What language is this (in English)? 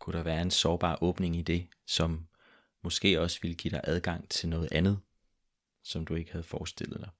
Danish